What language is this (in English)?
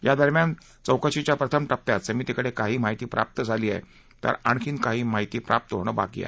Marathi